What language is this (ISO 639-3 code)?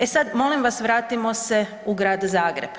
hrv